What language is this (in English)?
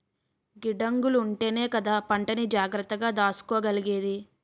Telugu